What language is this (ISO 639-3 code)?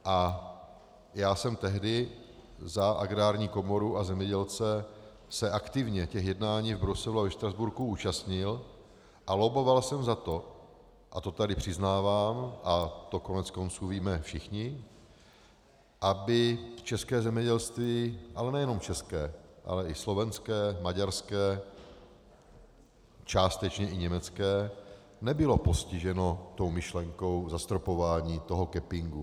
ces